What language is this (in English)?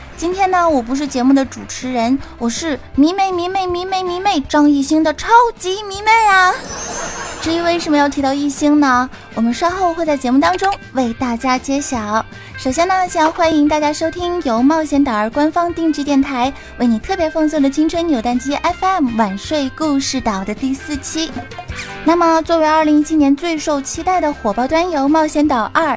Chinese